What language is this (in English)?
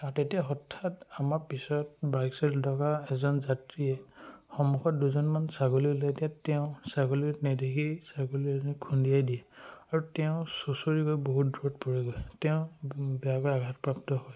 Assamese